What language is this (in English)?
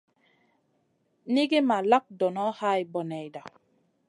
Masana